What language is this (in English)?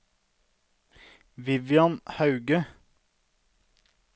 Norwegian